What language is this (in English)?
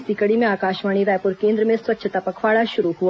Hindi